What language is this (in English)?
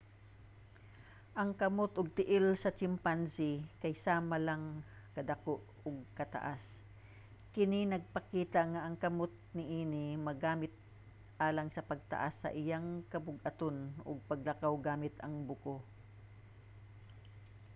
Cebuano